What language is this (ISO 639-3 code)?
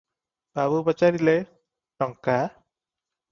ori